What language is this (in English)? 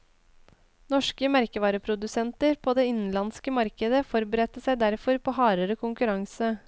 Norwegian